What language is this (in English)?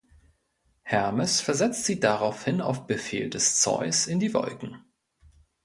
German